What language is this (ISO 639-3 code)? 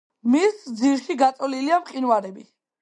kat